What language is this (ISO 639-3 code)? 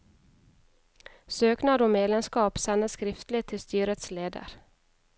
nor